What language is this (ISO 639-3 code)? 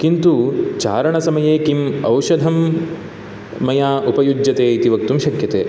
san